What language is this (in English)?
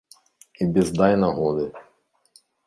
Belarusian